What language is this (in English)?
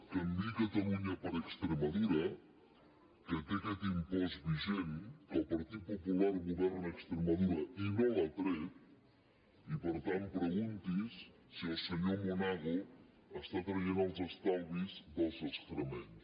Catalan